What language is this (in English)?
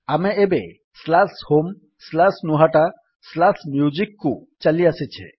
Odia